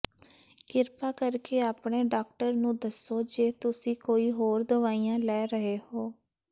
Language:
Punjabi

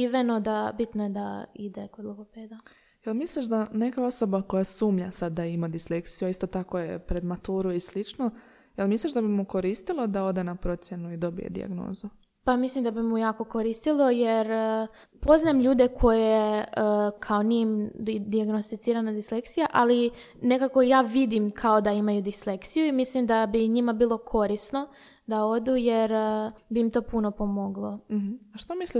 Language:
Croatian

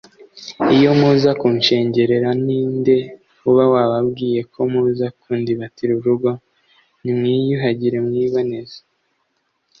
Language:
Kinyarwanda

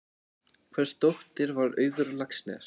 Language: Icelandic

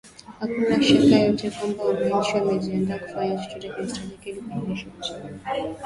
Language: Swahili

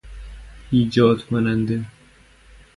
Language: Persian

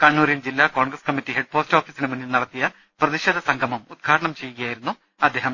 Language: Malayalam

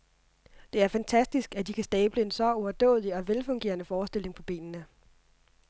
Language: Danish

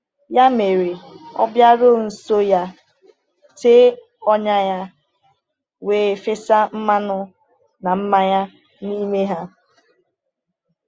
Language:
Igbo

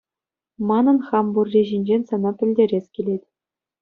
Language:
Chuvash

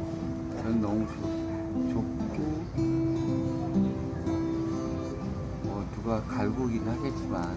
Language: Korean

